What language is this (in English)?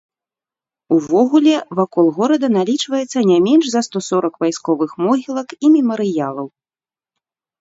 Belarusian